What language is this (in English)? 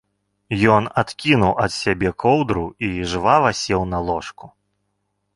Belarusian